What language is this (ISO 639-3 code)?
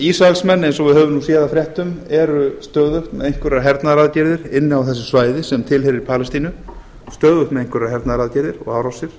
isl